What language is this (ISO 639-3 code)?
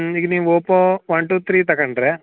kan